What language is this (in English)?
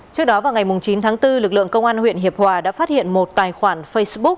Vietnamese